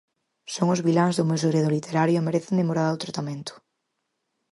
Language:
Galician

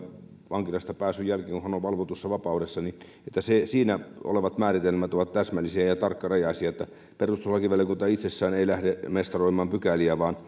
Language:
Finnish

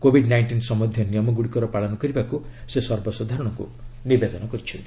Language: Odia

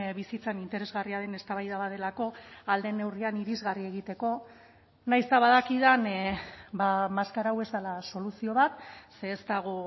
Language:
Basque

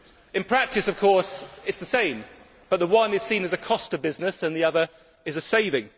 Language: English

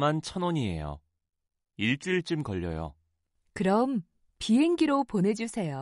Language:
Korean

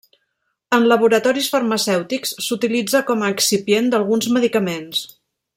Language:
Catalan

